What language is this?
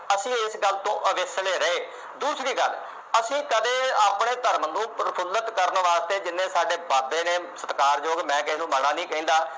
Punjabi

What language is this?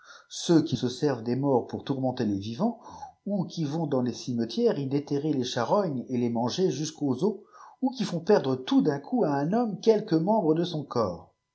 French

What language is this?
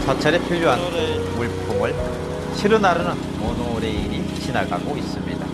Korean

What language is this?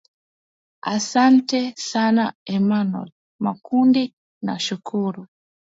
Swahili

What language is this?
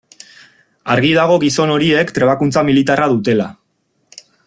Basque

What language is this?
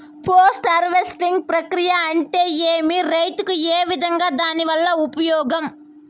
Telugu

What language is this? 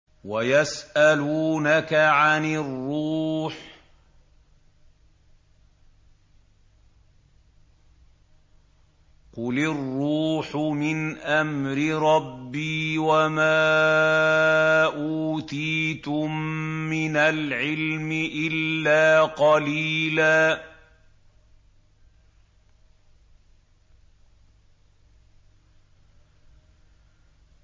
Arabic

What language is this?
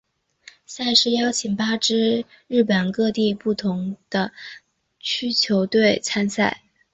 Chinese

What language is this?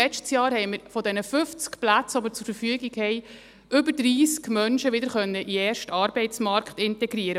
Swiss German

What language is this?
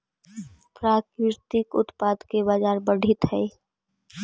Magahi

